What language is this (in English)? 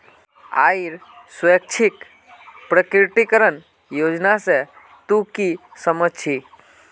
Magahi